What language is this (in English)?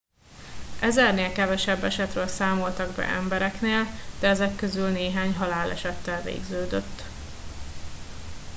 Hungarian